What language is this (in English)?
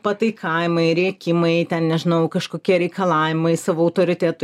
Lithuanian